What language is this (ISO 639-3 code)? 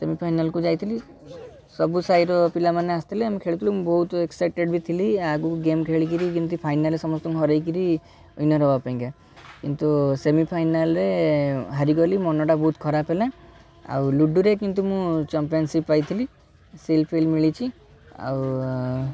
ori